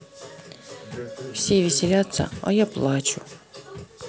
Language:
Russian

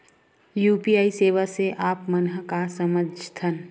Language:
Chhattisgarhi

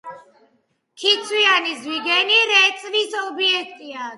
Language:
Georgian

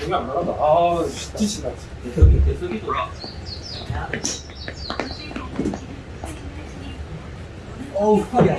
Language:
Korean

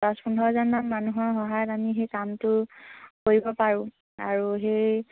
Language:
Assamese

